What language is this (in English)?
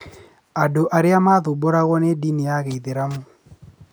Kikuyu